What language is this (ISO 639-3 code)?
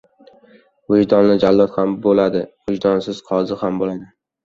uzb